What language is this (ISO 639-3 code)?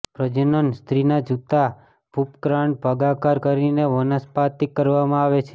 guj